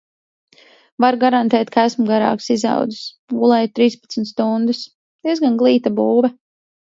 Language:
Latvian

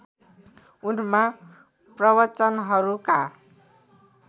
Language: Nepali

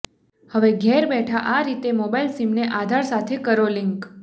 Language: Gujarati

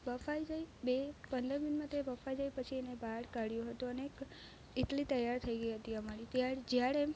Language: Gujarati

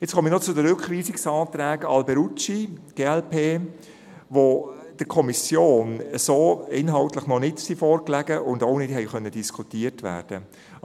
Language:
Swiss German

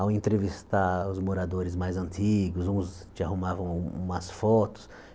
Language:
Portuguese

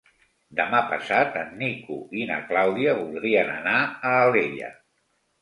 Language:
Catalan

